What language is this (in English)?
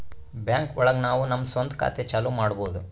Kannada